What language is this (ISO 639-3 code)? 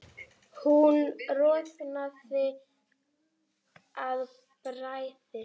isl